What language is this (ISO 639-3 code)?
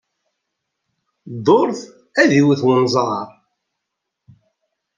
kab